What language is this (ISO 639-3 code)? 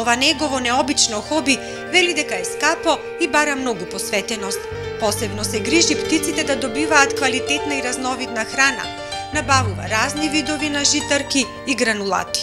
mkd